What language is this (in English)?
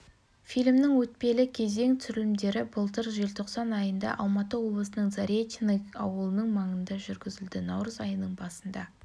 Kazakh